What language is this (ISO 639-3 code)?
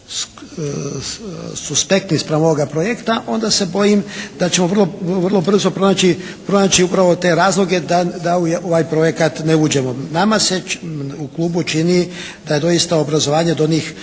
hrv